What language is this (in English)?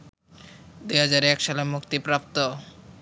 Bangla